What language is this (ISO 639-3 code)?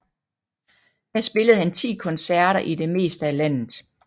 dan